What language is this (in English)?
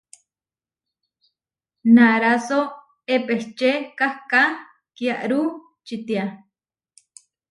Huarijio